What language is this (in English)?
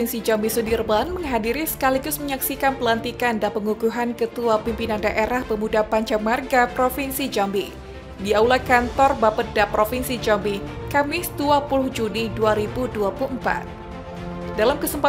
Indonesian